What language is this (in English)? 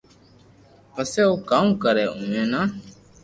Loarki